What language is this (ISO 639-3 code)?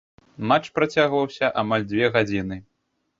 bel